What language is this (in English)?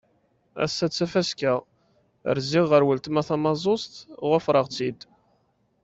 Kabyle